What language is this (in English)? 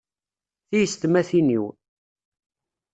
Kabyle